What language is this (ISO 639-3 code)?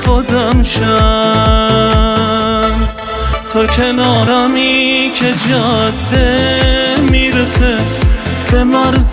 fas